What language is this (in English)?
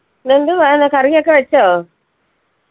Malayalam